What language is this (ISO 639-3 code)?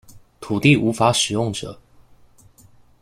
zho